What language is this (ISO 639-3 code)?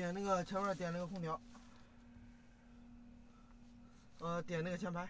zho